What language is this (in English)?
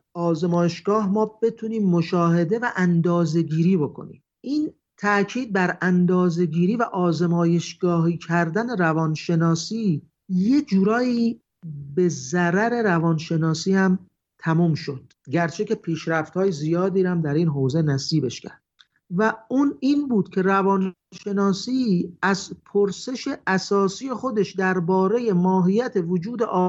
Persian